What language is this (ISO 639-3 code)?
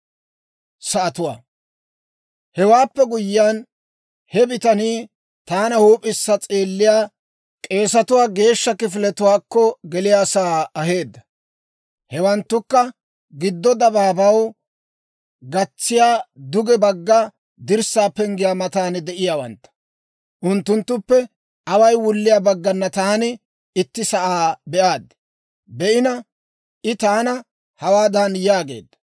dwr